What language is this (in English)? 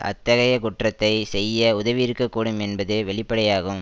Tamil